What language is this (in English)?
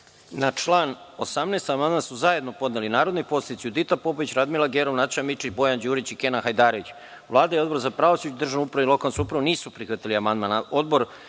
Serbian